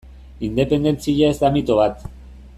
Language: Basque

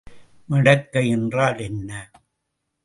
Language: Tamil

